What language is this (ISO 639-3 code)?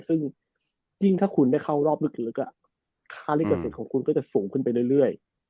tha